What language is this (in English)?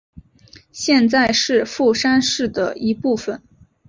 Chinese